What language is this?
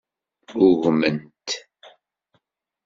Kabyle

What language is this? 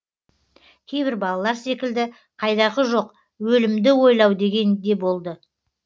Kazakh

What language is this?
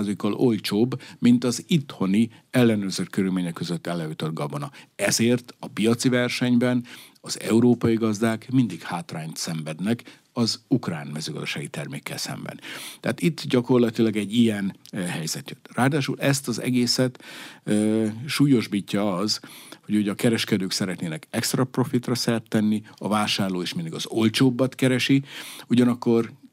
Hungarian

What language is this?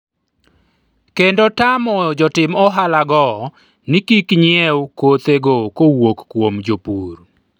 Luo (Kenya and Tanzania)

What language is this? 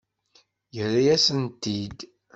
Kabyle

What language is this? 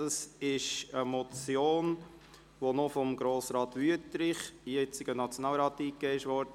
Swiss German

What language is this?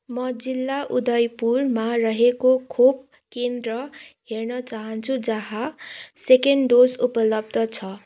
Nepali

